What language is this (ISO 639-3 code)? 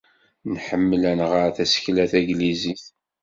kab